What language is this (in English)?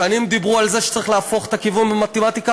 Hebrew